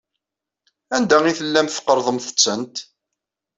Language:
Kabyle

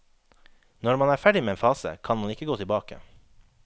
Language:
Norwegian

